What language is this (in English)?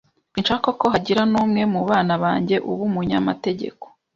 Kinyarwanda